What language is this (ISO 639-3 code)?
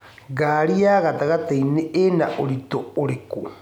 kik